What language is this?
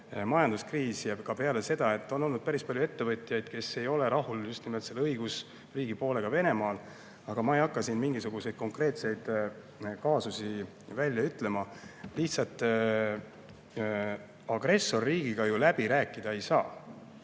Estonian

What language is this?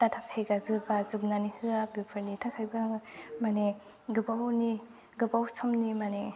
Bodo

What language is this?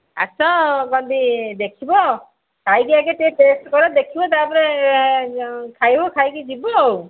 Odia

